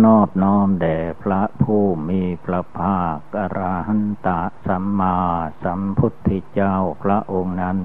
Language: Thai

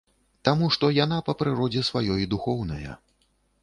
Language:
Belarusian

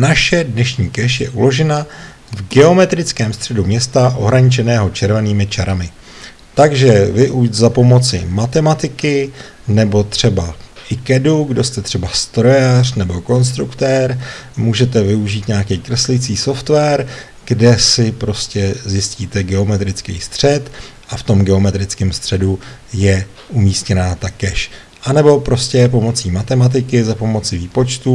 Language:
Czech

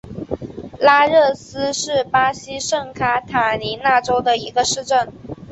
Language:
Chinese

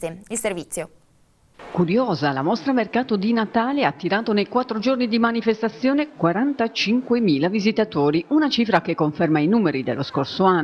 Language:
Italian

